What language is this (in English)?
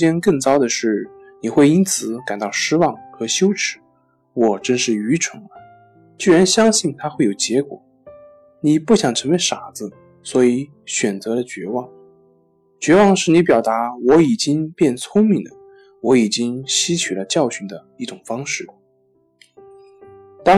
Chinese